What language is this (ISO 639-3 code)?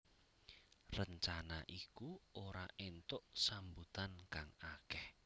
jav